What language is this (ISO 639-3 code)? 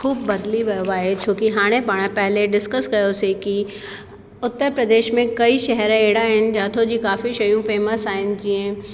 snd